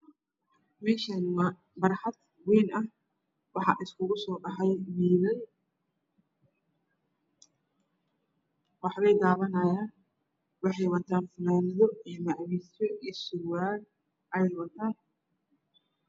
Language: Somali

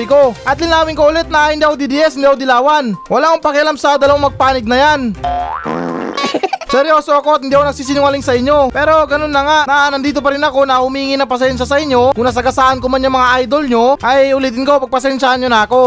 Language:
Filipino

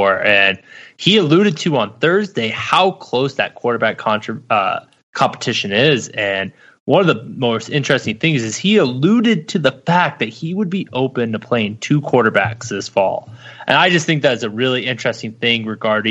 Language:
English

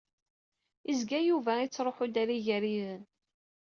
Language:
Kabyle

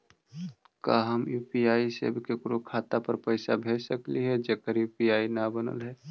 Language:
Magahi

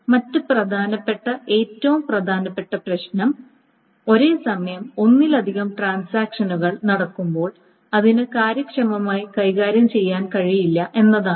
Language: Malayalam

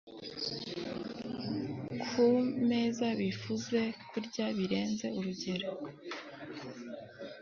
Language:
Kinyarwanda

